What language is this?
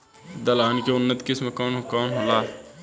Bhojpuri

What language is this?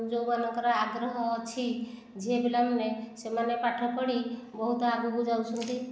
Odia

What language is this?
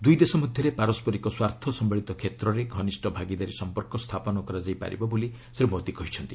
Odia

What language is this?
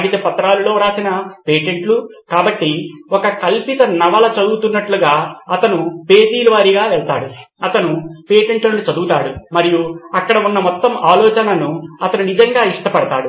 Telugu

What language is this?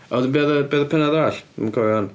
Welsh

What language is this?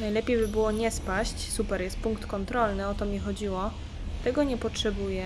Polish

